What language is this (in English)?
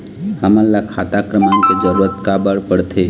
Chhattisgarhi